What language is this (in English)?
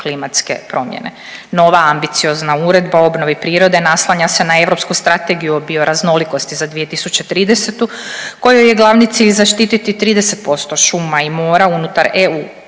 Croatian